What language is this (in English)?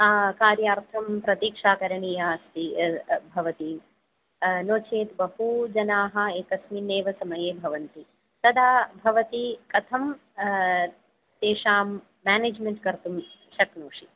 Sanskrit